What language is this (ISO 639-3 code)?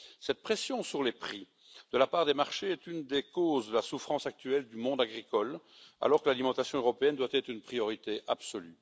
fra